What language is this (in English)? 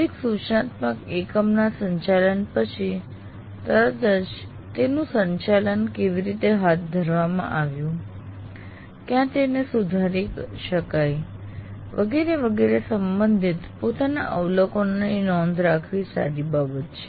Gujarati